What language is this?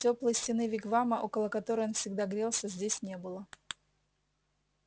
Russian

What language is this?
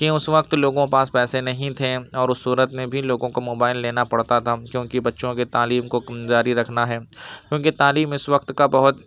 Urdu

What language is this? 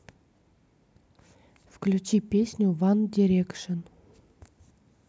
Russian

